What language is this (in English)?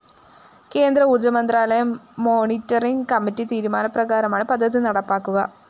Malayalam